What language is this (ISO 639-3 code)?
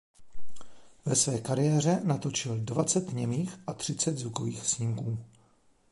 ces